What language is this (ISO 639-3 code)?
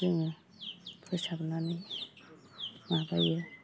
brx